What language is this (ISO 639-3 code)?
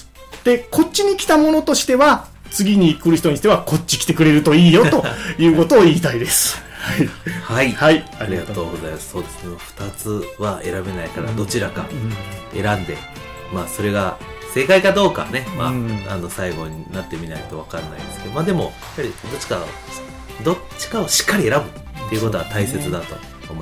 jpn